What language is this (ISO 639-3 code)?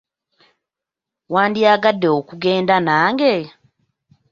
lug